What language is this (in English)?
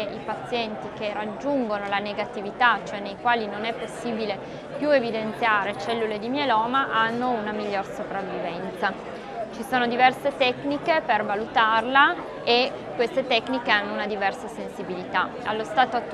Italian